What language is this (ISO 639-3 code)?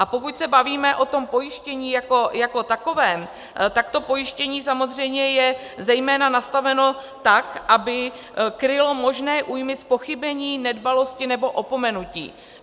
ces